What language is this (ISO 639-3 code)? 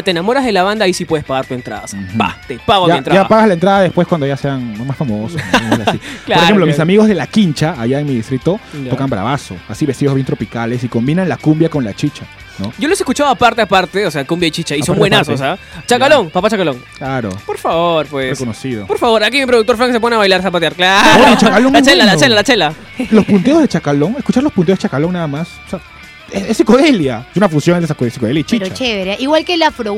spa